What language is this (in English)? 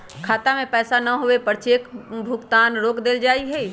Magahi